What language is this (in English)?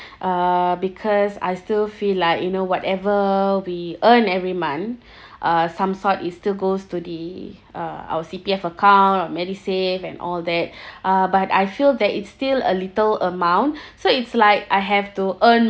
English